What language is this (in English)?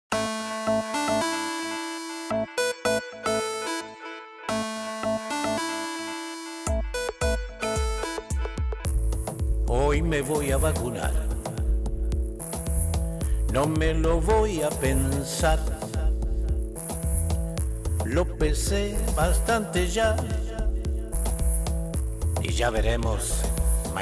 Spanish